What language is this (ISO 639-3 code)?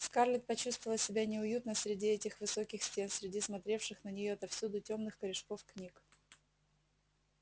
rus